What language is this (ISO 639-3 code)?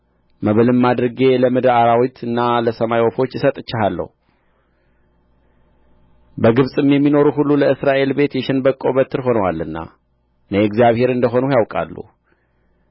amh